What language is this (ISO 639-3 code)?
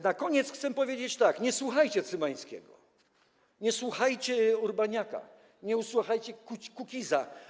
pol